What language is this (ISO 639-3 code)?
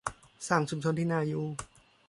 tha